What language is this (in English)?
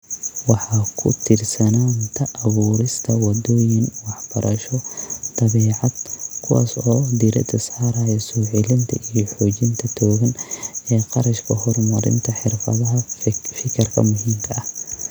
Somali